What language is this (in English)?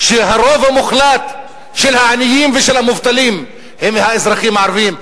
Hebrew